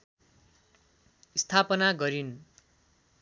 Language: Nepali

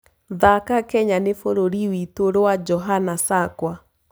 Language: Kikuyu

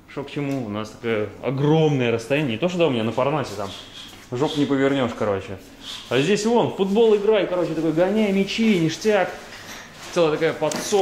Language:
Russian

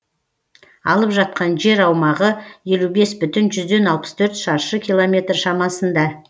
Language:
Kazakh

